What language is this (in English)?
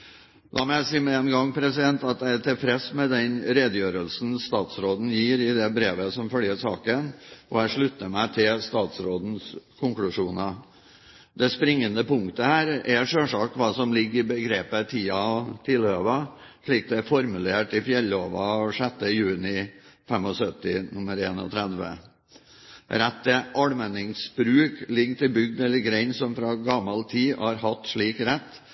Norwegian Bokmål